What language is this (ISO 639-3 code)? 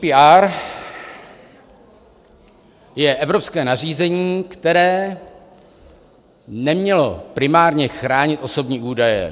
ces